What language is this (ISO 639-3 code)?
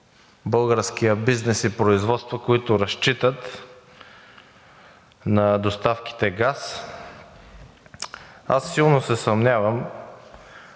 bul